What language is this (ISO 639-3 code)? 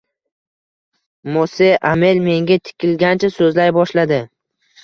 uzb